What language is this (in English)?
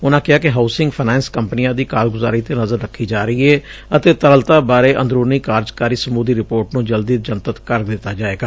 Punjabi